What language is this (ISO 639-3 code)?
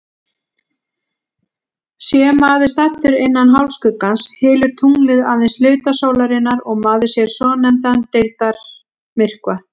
isl